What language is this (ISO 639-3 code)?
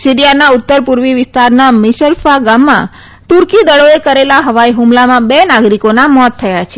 guj